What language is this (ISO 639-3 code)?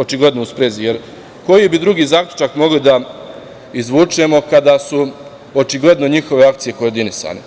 srp